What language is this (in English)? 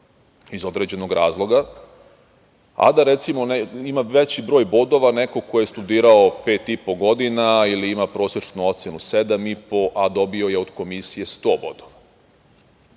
Serbian